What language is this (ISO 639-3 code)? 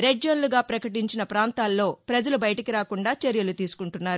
tel